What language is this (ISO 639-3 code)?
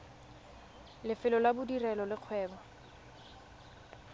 tsn